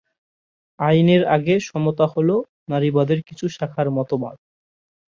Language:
Bangla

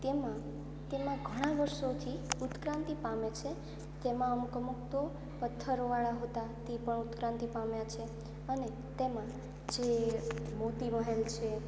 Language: Gujarati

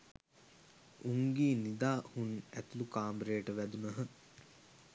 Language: Sinhala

